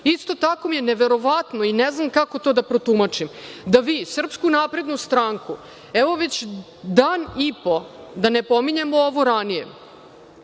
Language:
Serbian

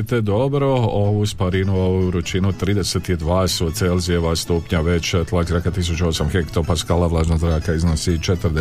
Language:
Croatian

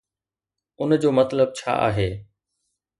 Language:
Sindhi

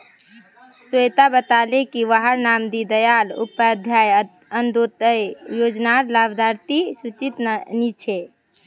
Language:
Magahi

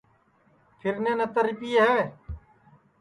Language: Sansi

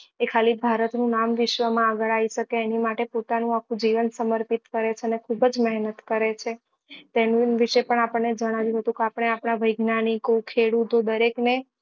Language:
Gujarati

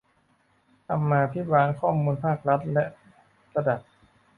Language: Thai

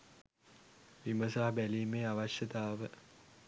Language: Sinhala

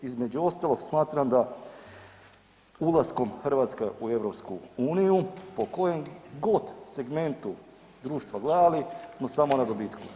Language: Croatian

